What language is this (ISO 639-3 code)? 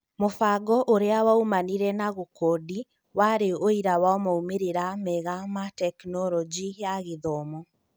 kik